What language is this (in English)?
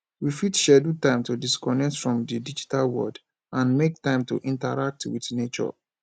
Nigerian Pidgin